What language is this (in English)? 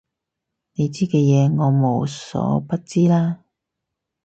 Cantonese